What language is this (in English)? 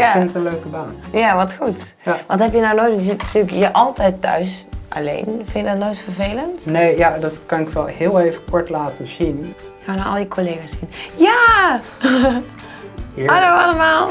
Dutch